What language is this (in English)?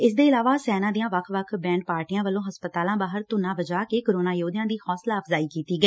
Punjabi